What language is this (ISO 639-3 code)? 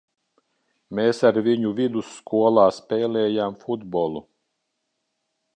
lav